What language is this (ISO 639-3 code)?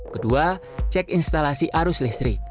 ind